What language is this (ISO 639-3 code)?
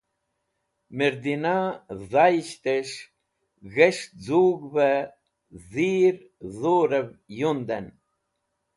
wbl